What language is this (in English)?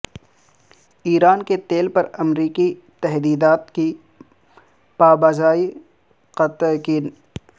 Urdu